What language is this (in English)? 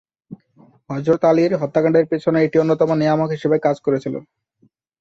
Bangla